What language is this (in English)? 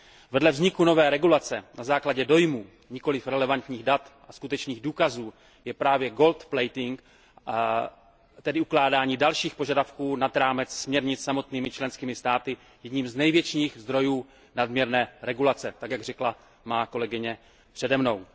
Czech